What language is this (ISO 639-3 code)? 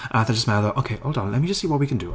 cym